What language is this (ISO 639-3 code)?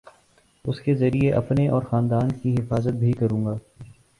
urd